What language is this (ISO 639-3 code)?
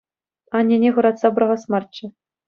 chv